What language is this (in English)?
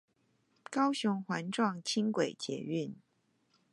Chinese